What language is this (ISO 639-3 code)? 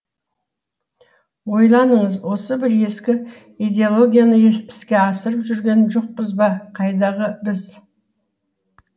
kaz